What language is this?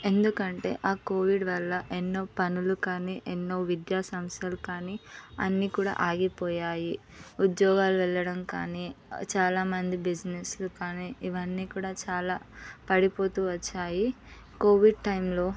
Telugu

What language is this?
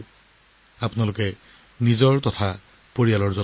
Assamese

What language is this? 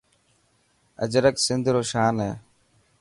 Dhatki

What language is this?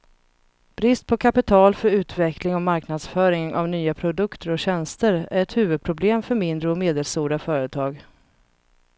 Swedish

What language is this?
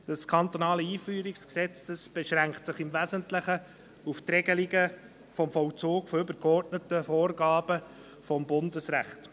Swiss German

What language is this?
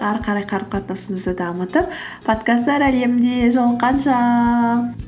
Kazakh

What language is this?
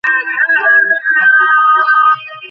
Bangla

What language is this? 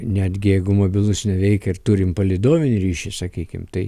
Lithuanian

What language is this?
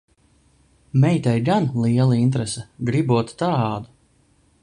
Latvian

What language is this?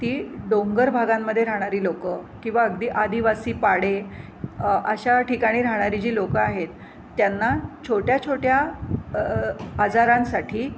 Marathi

